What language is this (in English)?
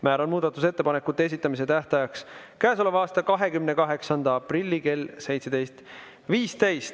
Estonian